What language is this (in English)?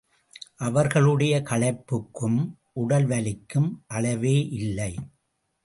Tamil